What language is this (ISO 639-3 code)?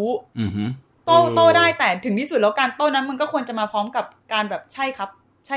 tha